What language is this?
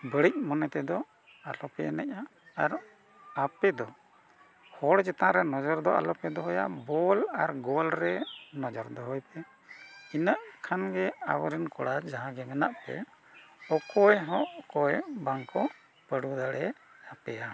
Santali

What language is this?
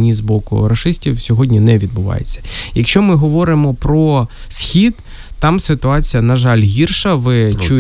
Ukrainian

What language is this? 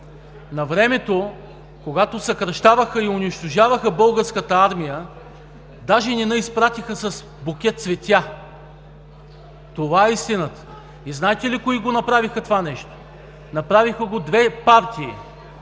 Bulgarian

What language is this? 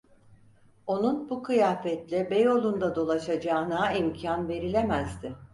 Turkish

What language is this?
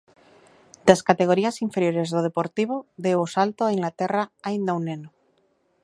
Galician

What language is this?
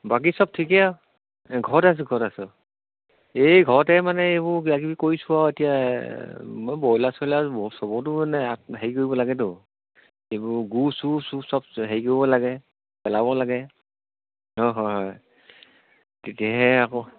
Assamese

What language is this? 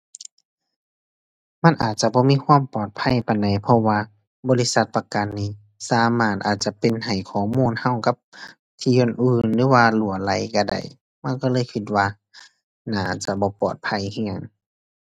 Thai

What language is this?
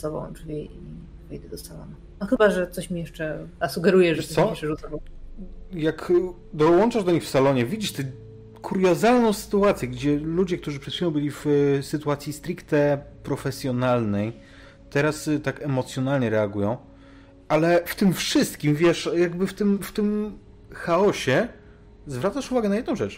Polish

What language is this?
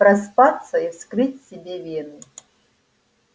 Russian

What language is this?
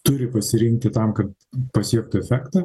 Lithuanian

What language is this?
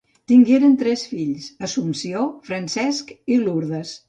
Catalan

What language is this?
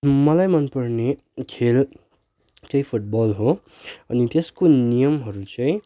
Nepali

